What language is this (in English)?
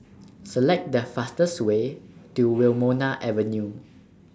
English